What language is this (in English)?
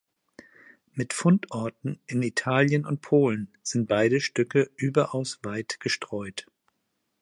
German